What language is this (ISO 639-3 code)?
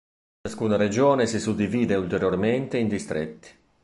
ita